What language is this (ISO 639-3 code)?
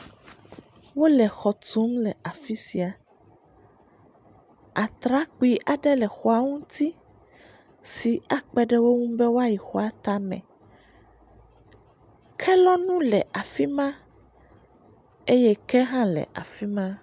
ewe